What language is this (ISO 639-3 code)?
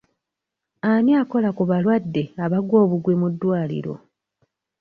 lug